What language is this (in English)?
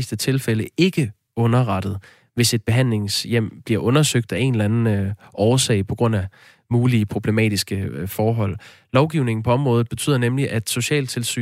Danish